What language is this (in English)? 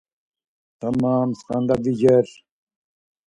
Laz